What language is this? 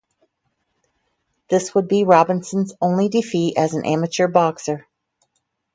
English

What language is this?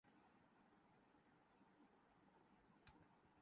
Urdu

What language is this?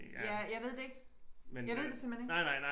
Danish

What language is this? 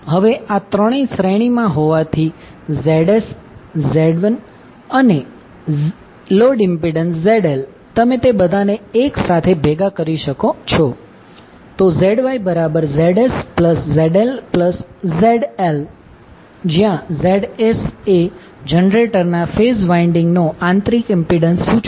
Gujarati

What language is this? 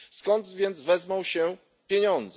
Polish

